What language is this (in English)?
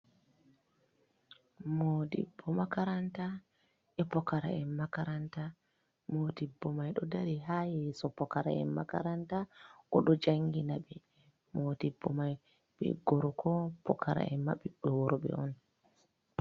Fula